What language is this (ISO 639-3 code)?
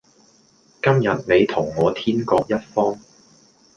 yue